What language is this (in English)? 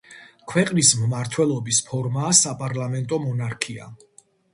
Georgian